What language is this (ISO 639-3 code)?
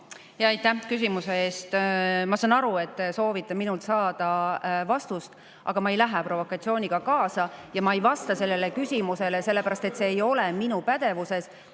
est